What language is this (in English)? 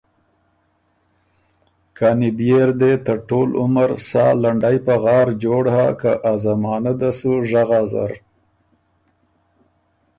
Ormuri